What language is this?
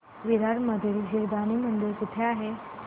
Marathi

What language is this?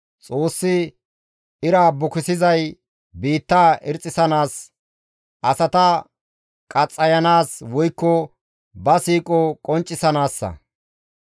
Gamo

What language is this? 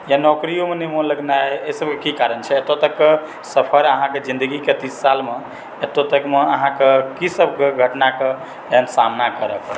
Maithili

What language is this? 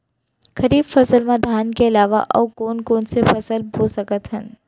Chhattisgarhi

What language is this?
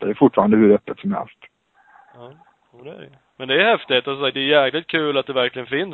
Swedish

